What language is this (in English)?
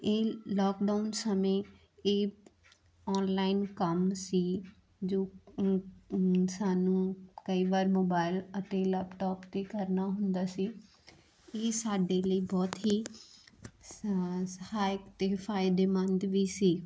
Punjabi